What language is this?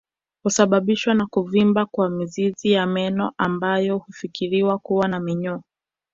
Swahili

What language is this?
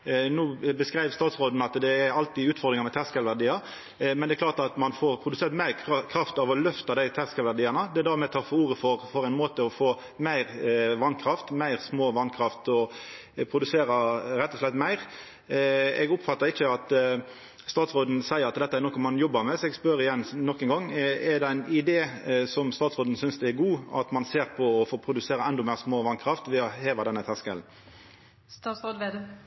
Norwegian Nynorsk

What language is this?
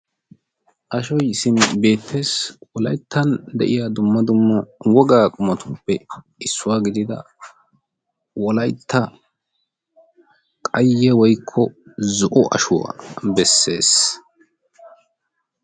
Wolaytta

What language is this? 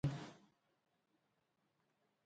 Abkhazian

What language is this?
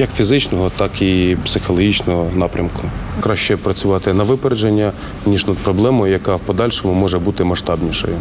Ukrainian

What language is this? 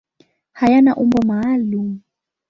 Swahili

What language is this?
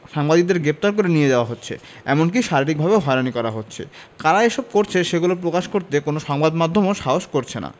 Bangla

